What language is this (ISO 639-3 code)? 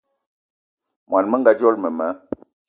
eto